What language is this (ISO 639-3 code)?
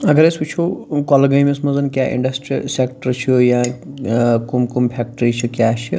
kas